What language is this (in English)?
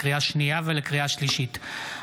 Hebrew